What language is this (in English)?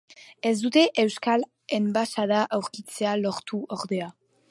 Basque